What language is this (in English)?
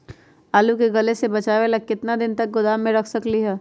Magahi